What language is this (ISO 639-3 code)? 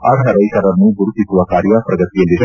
kan